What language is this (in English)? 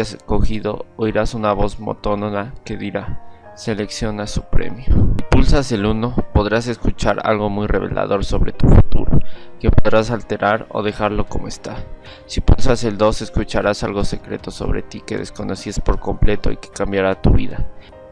Spanish